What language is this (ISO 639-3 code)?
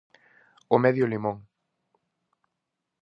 glg